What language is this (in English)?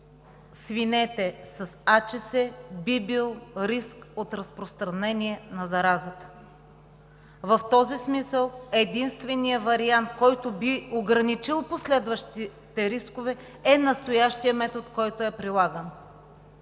Bulgarian